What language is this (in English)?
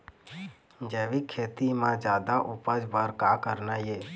Chhattisgarhi